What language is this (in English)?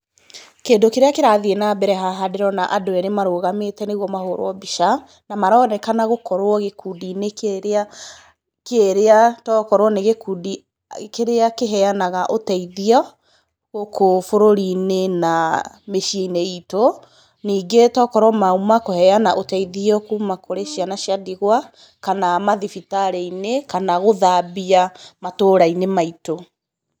Kikuyu